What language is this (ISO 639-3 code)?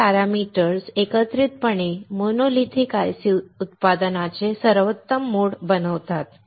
mar